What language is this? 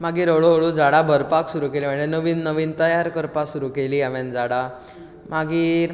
Konkani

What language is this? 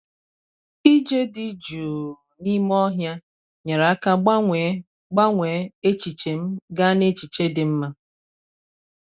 Igbo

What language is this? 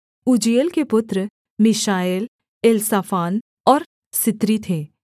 Hindi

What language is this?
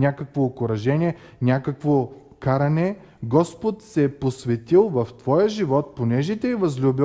Bulgarian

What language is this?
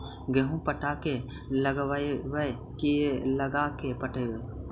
Magahi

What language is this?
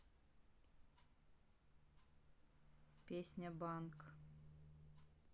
Russian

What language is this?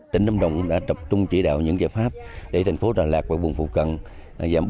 Vietnamese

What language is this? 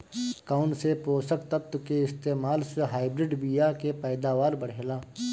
Bhojpuri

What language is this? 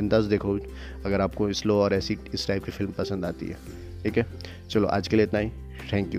Hindi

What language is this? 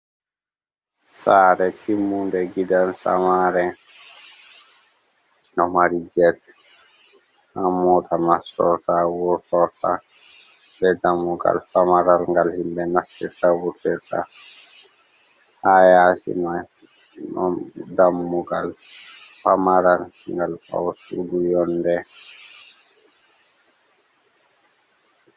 Fula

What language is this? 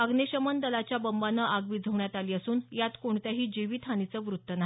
Marathi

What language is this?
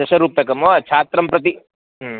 Sanskrit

